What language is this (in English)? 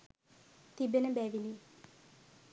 Sinhala